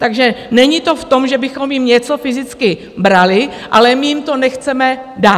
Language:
Czech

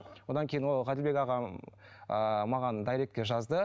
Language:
Kazakh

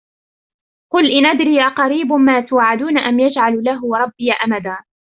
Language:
Arabic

